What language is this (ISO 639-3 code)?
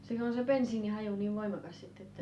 fin